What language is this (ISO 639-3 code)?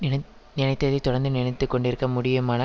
tam